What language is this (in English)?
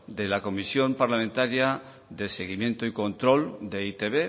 Spanish